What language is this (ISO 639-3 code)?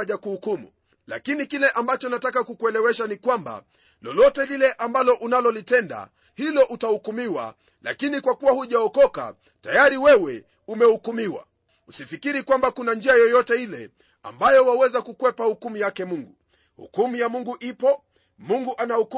swa